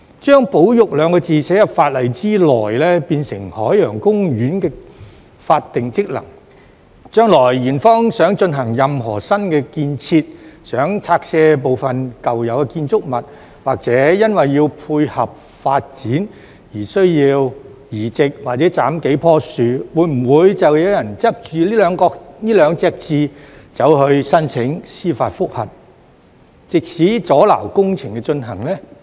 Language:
Cantonese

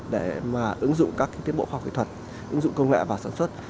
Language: Vietnamese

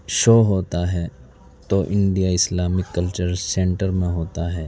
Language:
Urdu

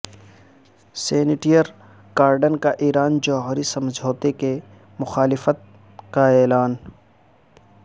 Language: Urdu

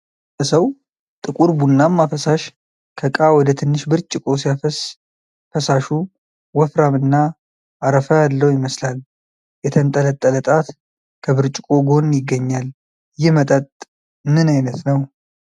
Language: Amharic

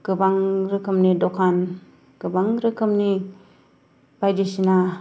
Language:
Bodo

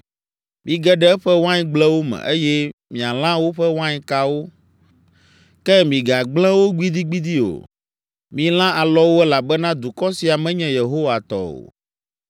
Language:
Ewe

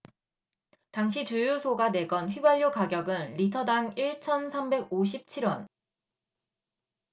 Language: Korean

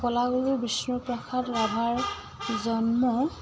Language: Assamese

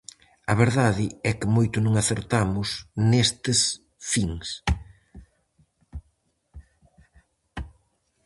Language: Galician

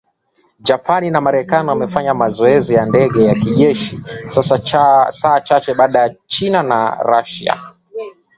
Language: Swahili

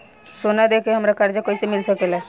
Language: Bhojpuri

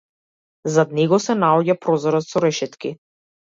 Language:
Macedonian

